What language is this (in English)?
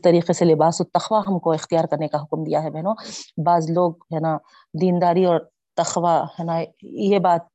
Urdu